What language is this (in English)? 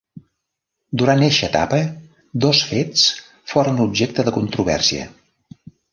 Catalan